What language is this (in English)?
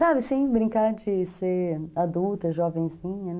Portuguese